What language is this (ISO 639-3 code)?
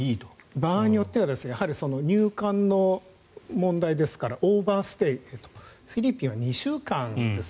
jpn